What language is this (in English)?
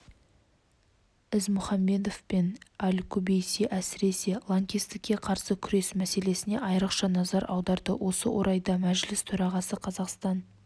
Kazakh